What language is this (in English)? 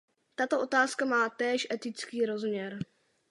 Czech